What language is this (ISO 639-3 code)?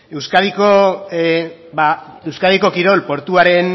eus